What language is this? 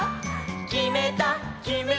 Japanese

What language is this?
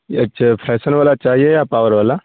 Urdu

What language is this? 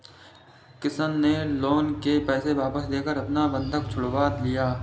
Hindi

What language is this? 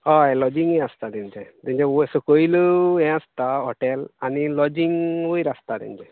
Konkani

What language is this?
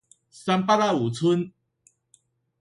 Min Nan Chinese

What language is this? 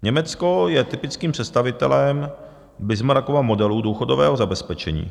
Czech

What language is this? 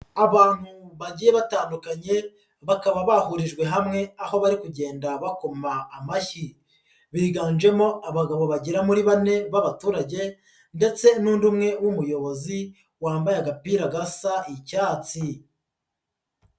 Kinyarwanda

